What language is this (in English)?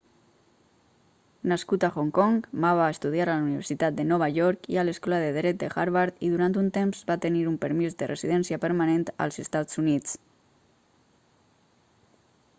Catalan